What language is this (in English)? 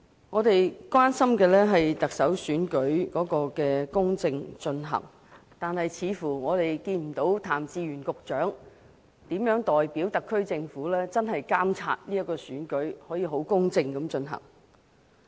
Cantonese